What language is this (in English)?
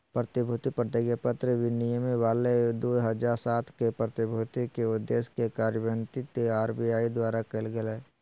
Magahi